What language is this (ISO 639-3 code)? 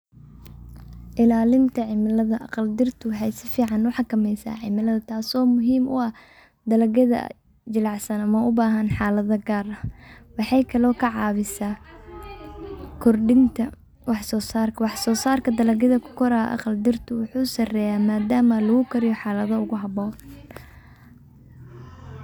som